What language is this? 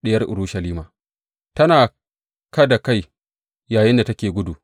Hausa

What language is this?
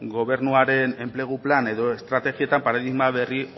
Basque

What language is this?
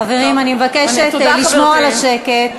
Hebrew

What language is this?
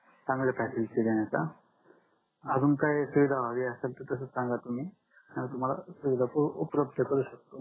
Marathi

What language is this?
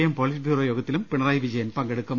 Malayalam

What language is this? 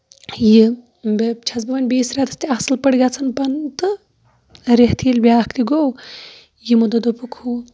Kashmiri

